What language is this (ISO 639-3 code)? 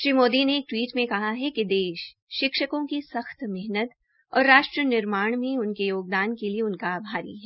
hin